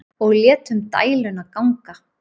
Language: Icelandic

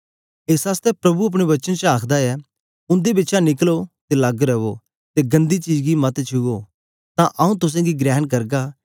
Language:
Dogri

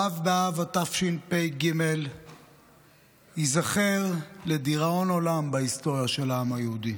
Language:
Hebrew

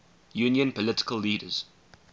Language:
English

